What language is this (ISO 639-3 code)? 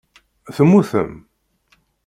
kab